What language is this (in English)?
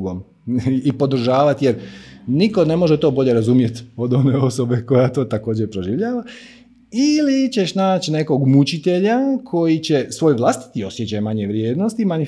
Croatian